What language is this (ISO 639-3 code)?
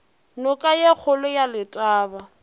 nso